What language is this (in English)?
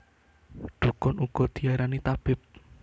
Javanese